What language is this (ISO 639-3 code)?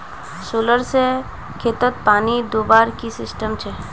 mag